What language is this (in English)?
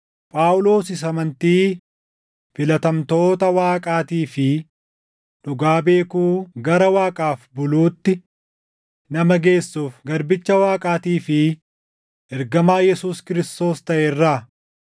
Oromo